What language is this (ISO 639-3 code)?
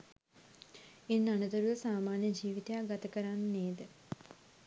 sin